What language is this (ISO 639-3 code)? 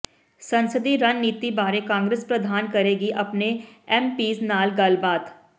pan